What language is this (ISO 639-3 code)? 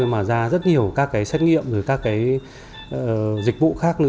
vie